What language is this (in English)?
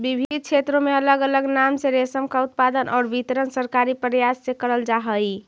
Magahi